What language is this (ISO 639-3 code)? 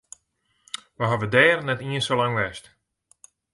fry